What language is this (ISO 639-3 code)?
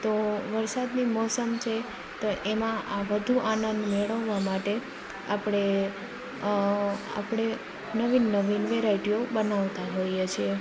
guj